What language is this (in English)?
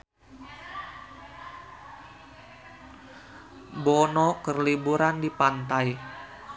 Sundanese